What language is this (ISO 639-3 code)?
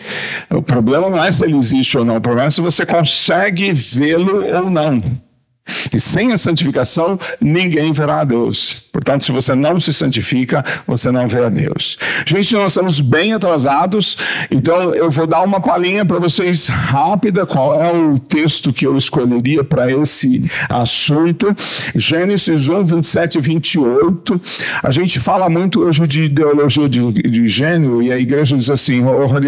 por